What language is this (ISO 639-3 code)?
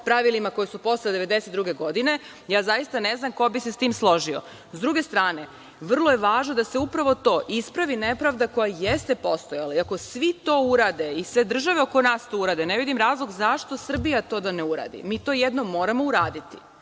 srp